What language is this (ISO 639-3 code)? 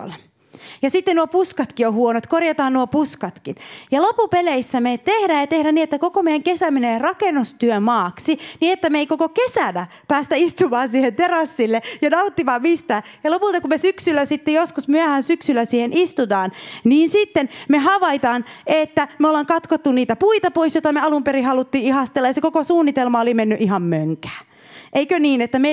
fin